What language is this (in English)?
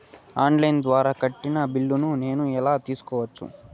Telugu